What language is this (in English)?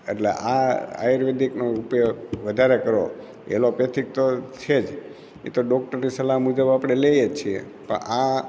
Gujarati